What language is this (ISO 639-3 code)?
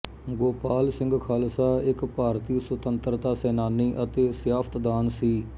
pan